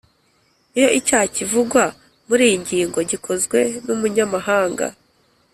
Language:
Kinyarwanda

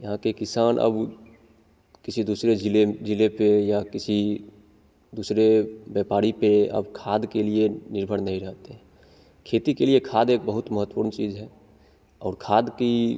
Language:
Hindi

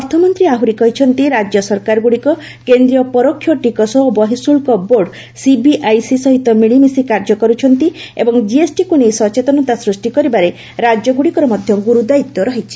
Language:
Odia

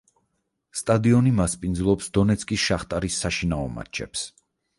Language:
Georgian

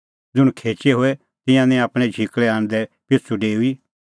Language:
Kullu Pahari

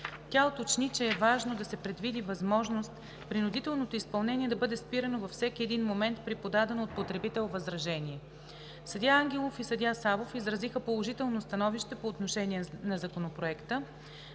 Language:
Bulgarian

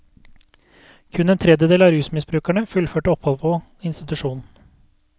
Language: Norwegian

